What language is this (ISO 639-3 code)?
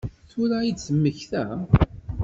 kab